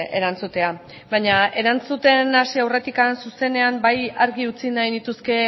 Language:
Basque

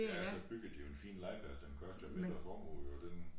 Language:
Danish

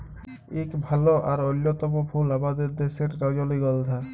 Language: Bangla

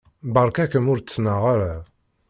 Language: Kabyle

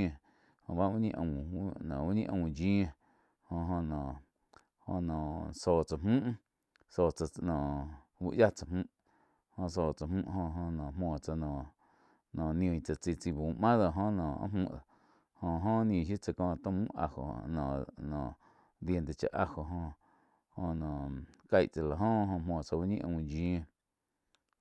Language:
Quiotepec Chinantec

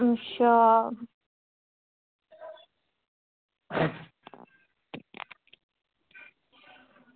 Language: Dogri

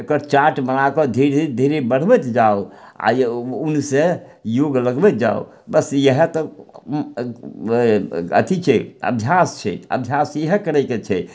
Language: Maithili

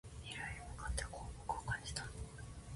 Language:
Japanese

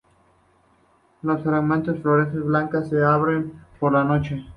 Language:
Spanish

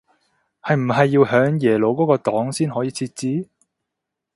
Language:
Cantonese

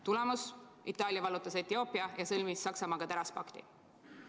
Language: Estonian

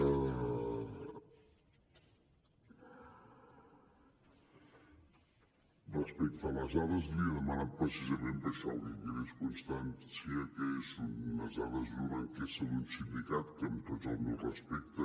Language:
Catalan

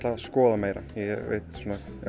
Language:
Icelandic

